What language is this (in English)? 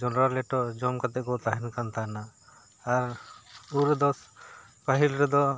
Santali